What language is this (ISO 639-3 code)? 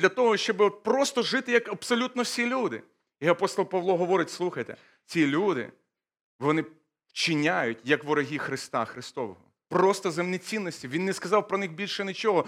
ukr